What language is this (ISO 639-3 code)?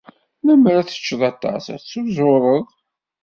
kab